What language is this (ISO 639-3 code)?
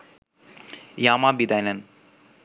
ben